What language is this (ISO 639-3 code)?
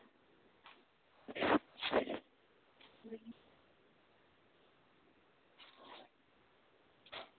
doi